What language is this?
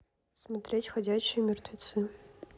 Russian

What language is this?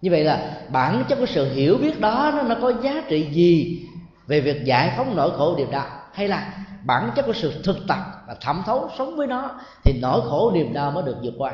Vietnamese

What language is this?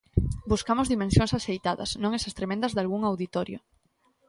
Galician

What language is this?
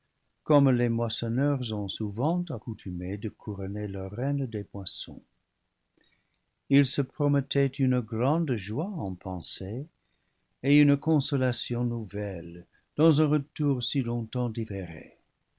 French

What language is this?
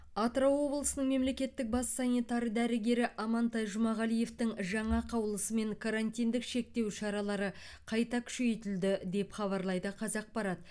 Kazakh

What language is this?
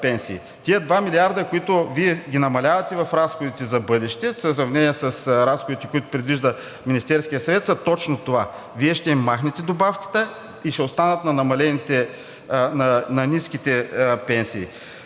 Bulgarian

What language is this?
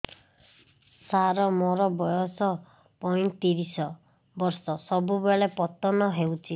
Odia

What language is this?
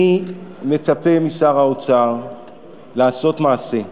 Hebrew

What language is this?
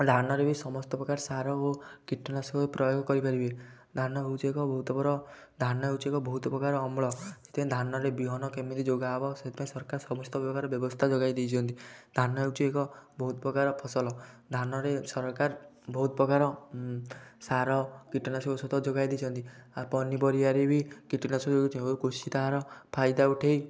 Odia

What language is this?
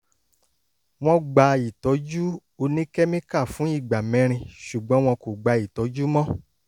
Yoruba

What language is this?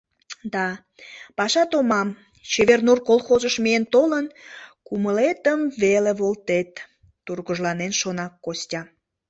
Mari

